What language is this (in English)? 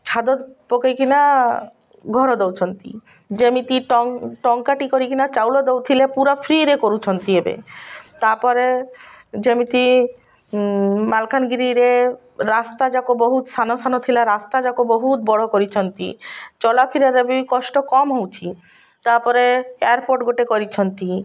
Odia